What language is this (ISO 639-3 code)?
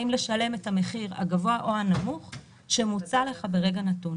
heb